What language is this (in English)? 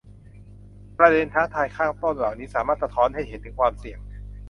Thai